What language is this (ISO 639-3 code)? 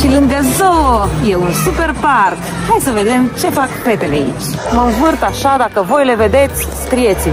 ron